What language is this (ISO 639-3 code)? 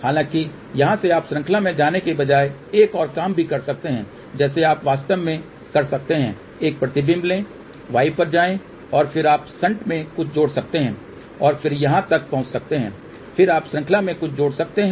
hin